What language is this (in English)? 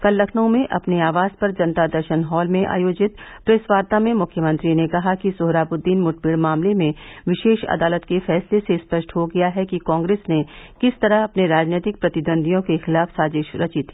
Hindi